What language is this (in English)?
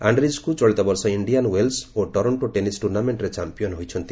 Odia